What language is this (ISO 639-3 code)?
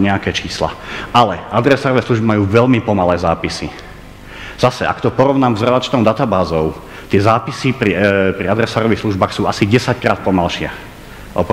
slk